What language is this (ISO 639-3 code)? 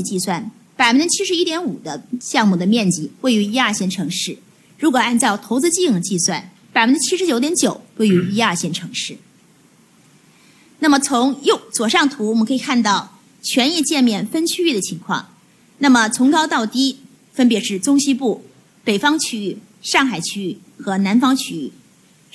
zho